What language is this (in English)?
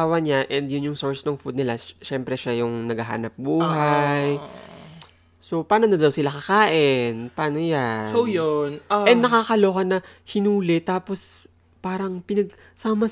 Filipino